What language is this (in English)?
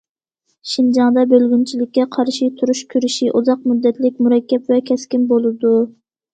Uyghur